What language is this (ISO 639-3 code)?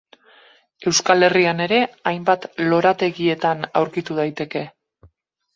eus